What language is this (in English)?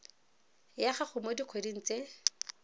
Tswana